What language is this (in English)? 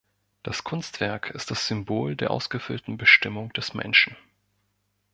German